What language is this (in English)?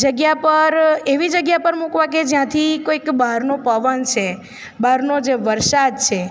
Gujarati